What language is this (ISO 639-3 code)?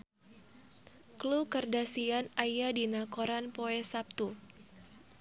sun